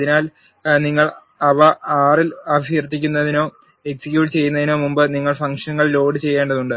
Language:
Malayalam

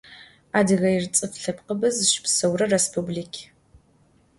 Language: Adyghe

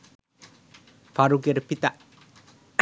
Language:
Bangla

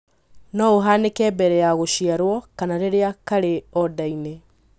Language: Kikuyu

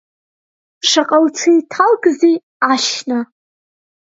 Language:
Abkhazian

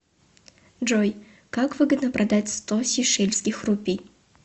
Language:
Russian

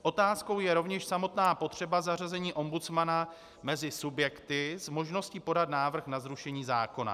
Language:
Czech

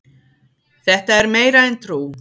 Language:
Icelandic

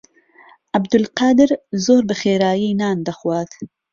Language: Central Kurdish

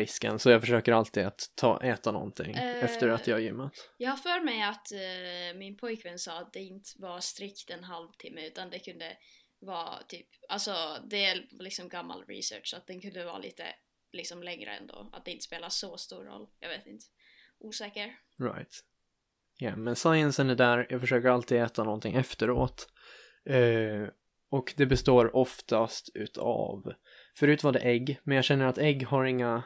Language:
Swedish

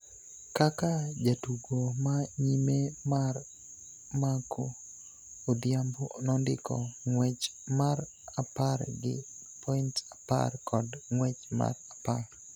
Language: Luo (Kenya and Tanzania)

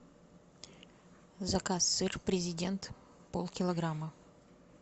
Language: Russian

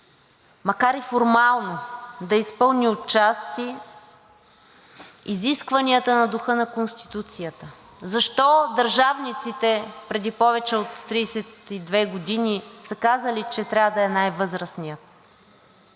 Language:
Bulgarian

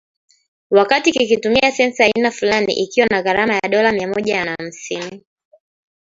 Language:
Swahili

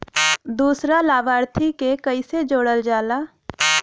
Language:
Bhojpuri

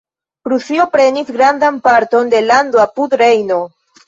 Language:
Esperanto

